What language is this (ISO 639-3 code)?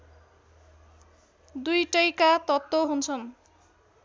nep